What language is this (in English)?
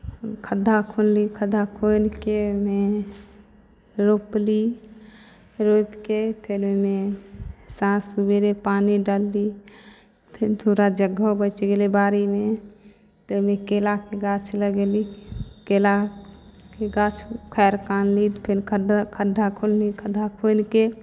Maithili